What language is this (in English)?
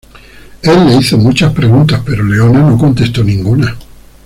Spanish